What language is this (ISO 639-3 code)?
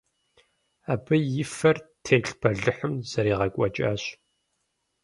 kbd